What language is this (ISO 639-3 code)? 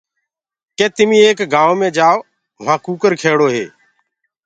ggg